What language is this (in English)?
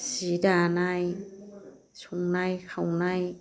Bodo